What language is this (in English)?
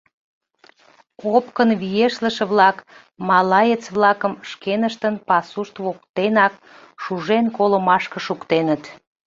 Mari